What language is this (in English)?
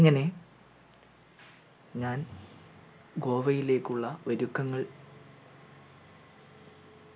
Malayalam